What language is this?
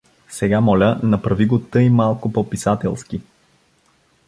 Bulgarian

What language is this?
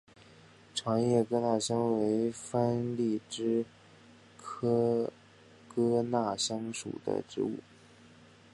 Chinese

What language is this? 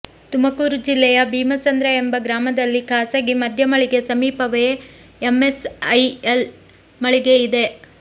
Kannada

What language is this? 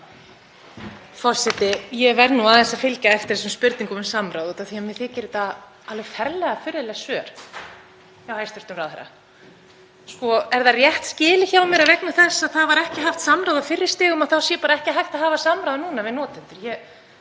Icelandic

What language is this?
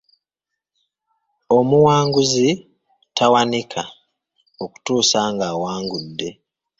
Ganda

